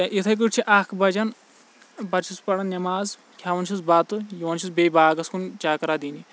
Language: Kashmiri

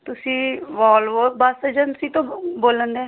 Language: Punjabi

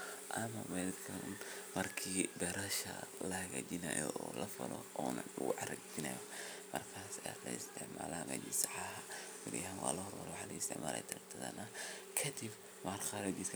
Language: Somali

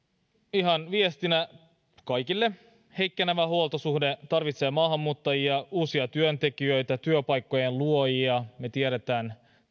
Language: Finnish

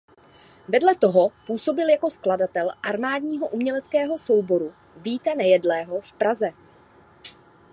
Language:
Czech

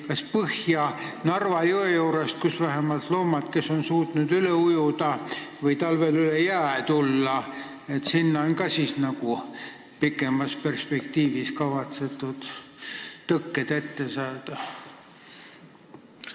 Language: Estonian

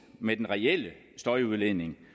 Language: Danish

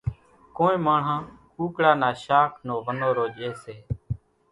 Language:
Kachi Koli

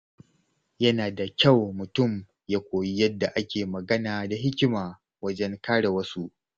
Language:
Hausa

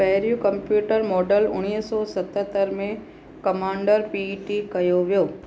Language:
Sindhi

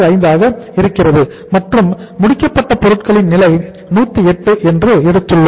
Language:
Tamil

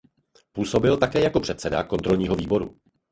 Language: Czech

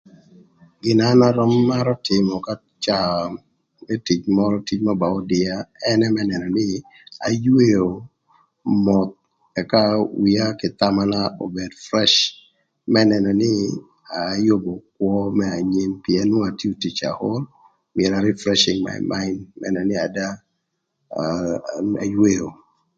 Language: Thur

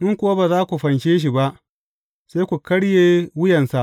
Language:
Hausa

